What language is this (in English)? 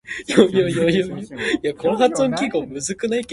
Min Nan Chinese